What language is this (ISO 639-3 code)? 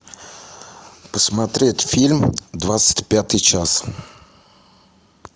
rus